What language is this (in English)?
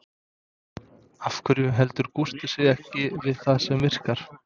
Icelandic